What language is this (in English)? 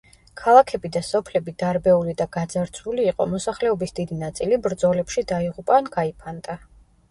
Georgian